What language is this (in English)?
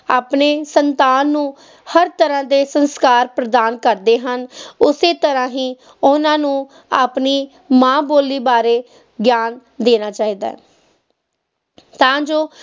Punjabi